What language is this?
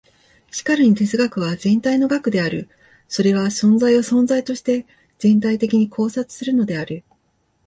Japanese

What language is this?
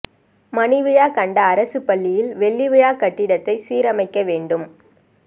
Tamil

